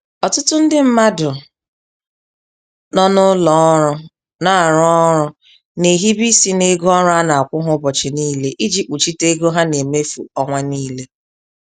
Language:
Igbo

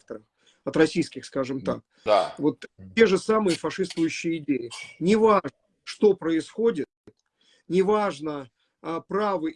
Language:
Russian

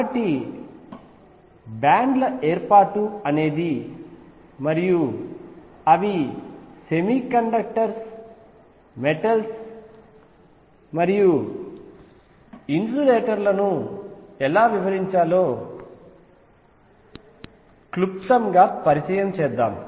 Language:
Telugu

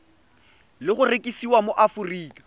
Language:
Tswana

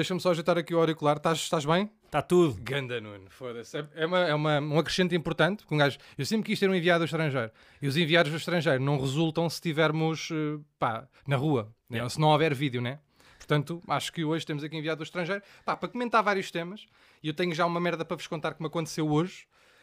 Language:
Portuguese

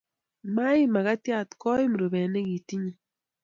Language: Kalenjin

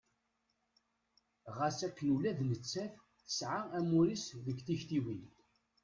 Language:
Kabyle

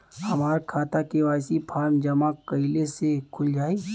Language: Bhojpuri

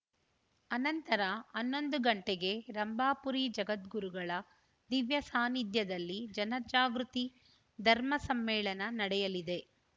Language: Kannada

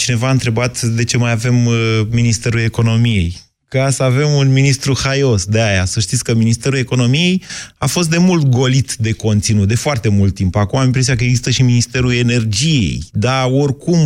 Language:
Romanian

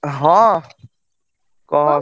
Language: Odia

